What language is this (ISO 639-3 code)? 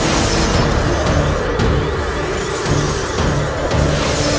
ind